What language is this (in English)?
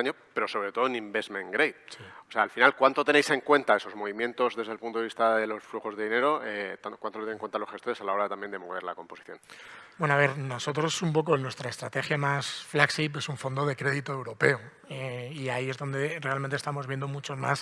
Spanish